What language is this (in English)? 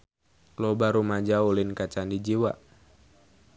Sundanese